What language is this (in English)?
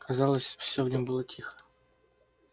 Russian